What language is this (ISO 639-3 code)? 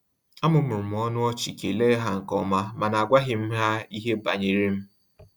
ibo